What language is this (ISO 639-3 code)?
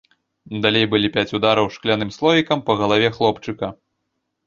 bel